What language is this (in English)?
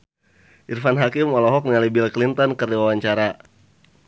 Sundanese